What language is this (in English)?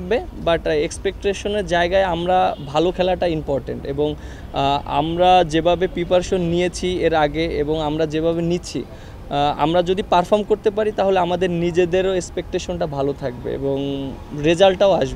Bangla